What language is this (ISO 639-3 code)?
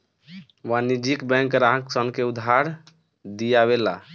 bho